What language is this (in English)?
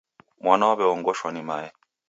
Taita